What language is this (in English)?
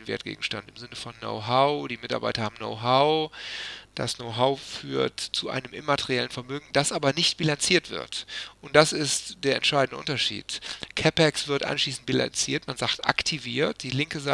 German